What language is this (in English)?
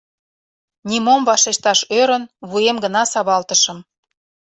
Mari